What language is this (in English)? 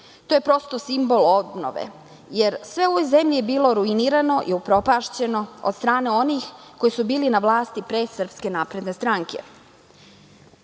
Serbian